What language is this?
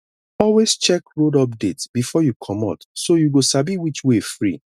Nigerian Pidgin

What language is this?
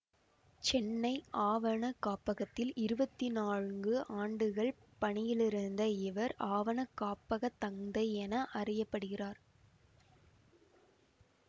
Tamil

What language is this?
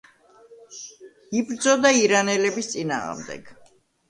Georgian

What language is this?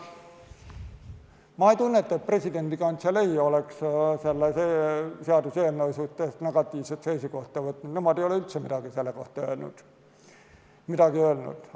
Estonian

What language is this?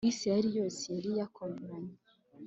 Kinyarwanda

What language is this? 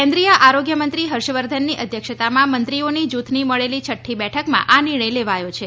Gujarati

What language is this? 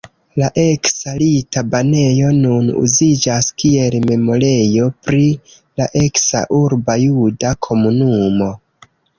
Esperanto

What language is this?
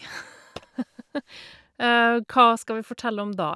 Norwegian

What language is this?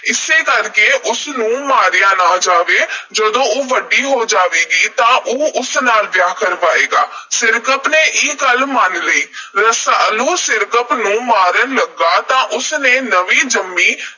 Punjabi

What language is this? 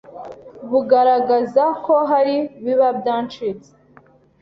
Kinyarwanda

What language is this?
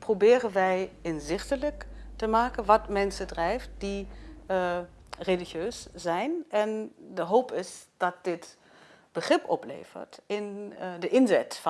Dutch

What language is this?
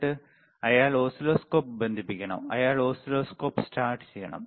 Malayalam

